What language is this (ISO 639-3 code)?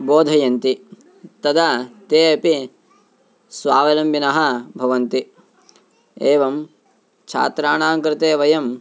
san